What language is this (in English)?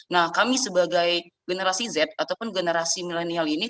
Indonesian